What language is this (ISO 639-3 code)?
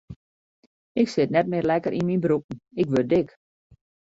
fry